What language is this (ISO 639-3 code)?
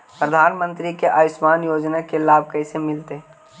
mag